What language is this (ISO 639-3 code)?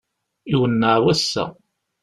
kab